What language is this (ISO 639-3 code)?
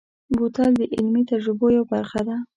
pus